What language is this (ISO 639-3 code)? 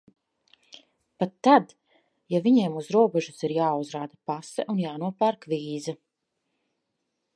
lav